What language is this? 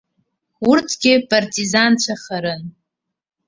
Abkhazian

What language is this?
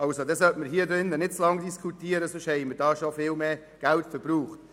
Swiss German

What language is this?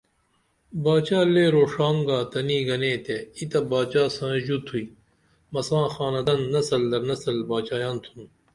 Dameli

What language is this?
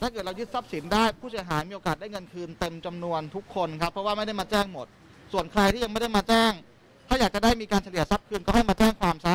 Thai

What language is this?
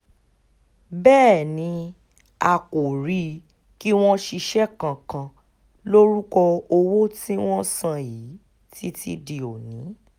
Yoruba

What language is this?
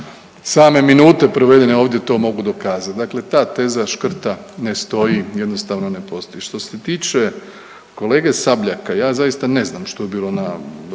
Croatian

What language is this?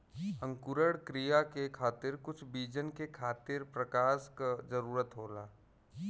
Bhojpuri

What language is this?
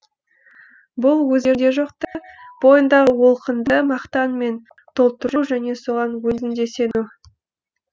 Kazakh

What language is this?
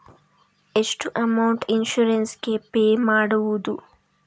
Kannada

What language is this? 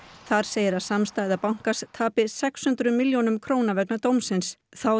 Icelandic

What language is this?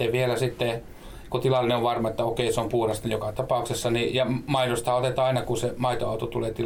Finnish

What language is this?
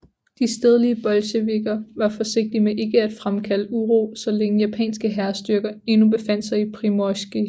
Danish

